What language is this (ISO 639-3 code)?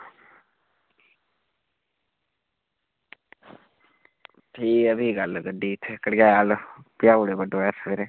doi